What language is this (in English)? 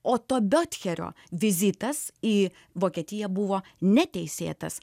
Lithuanian